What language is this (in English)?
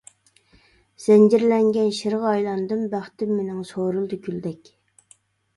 Uyghur